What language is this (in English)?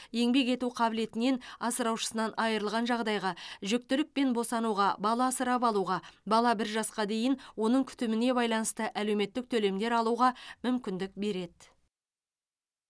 Kazakh